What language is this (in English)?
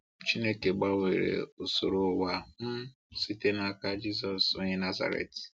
Igbo